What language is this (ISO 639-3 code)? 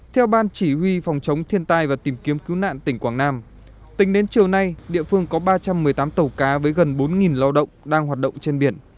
vie